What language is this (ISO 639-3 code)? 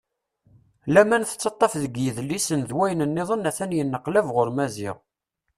kab